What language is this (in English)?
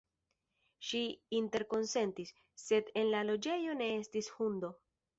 Esperanto